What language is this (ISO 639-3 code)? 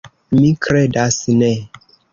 epo